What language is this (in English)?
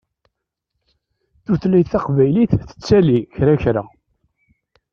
Kabyle